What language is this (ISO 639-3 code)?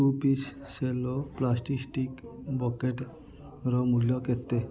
ori